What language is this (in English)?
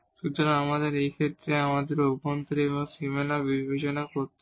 Bangla